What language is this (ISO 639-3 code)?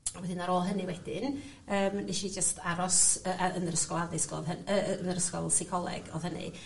cym